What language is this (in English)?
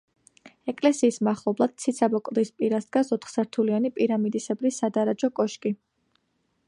Georgian